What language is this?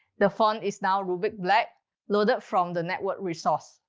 English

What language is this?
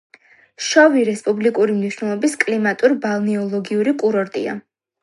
Georgian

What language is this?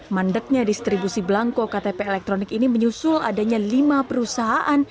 Indonesian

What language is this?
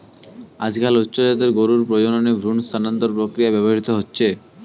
Bangla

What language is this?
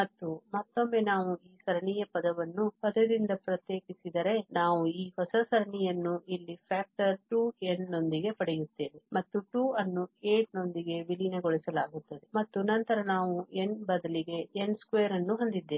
Kannada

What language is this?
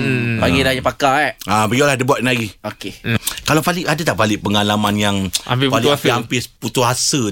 Malay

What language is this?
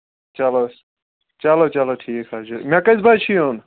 Kashmiri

